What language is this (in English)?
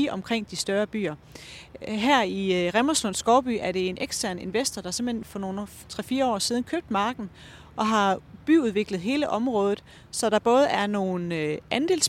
Danish